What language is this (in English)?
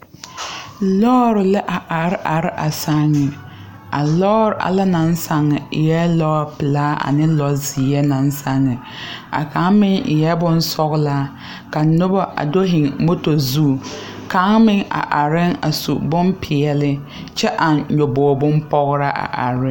Southern Dagaare